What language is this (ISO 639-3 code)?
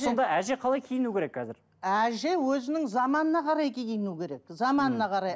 kaz